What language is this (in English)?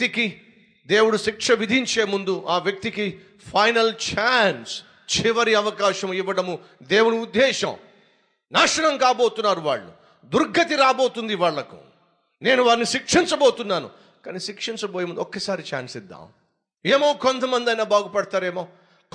Telugu